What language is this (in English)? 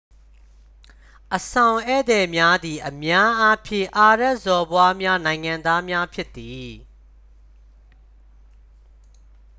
Burmese